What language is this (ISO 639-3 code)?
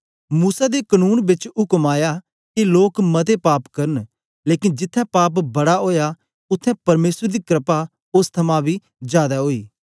doi